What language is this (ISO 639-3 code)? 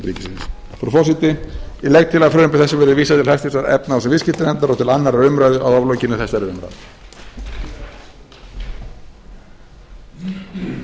isl